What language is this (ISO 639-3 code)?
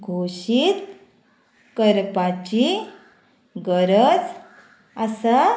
kok